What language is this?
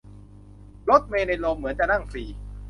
Thai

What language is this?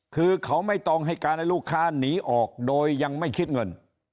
Thai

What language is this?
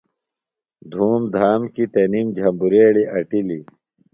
Phalura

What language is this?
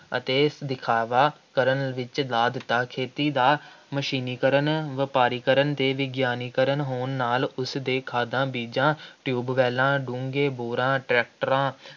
Punjabi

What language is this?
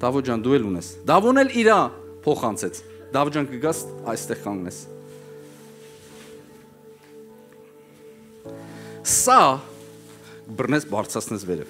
Turkish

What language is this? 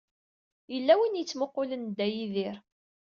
Kabyle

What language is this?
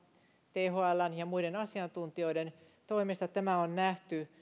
Finnish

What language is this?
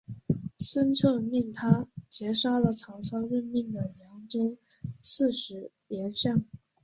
Chinese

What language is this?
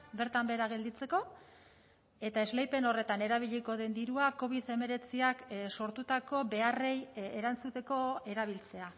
Basque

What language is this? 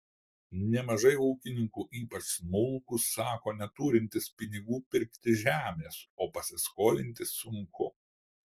Lithuanian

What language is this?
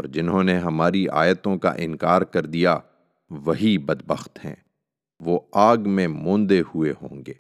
Urdu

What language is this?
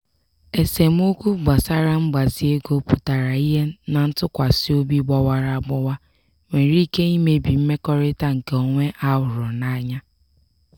Igbo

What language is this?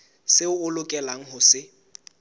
Southern Sotho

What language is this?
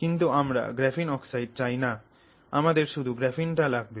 Bangla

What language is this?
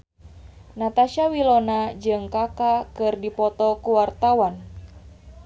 Sundanese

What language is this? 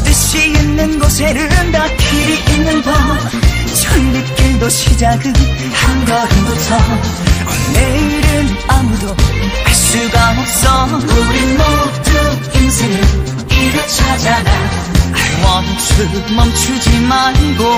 Korean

